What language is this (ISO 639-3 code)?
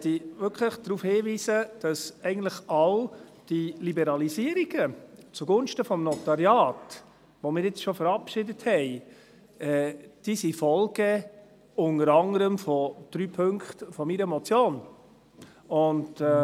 gsw